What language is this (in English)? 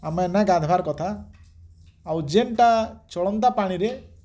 Odia